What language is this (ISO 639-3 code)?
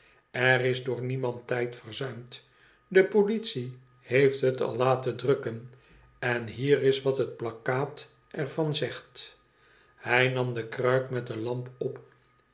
nld